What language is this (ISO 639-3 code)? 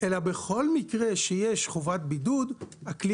heb